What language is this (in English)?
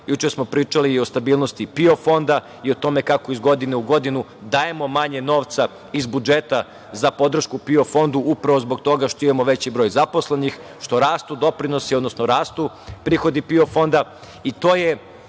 Serbian